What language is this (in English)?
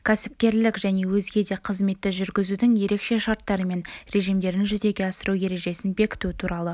Kazakh